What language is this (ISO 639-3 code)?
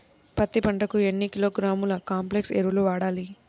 tel